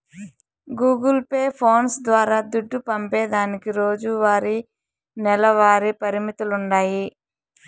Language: Telugu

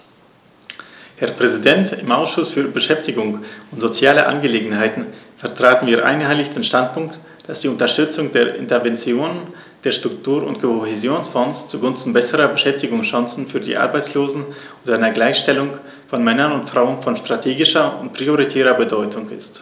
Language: German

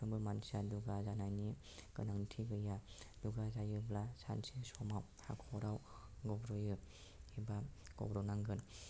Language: Bodo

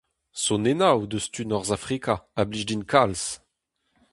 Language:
Breton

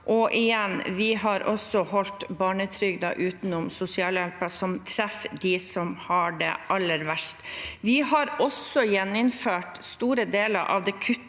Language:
Norwegian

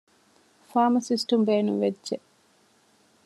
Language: Divehi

